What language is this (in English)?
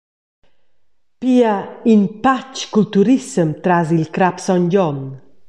Romansh